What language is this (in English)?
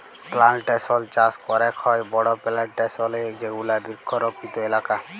Bangla